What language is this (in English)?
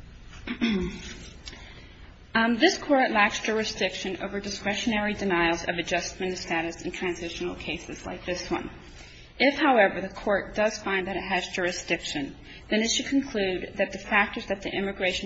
English